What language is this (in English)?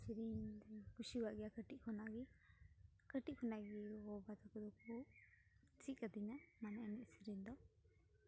Santali